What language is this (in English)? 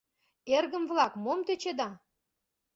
Mari